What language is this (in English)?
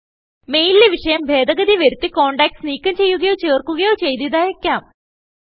Malayalam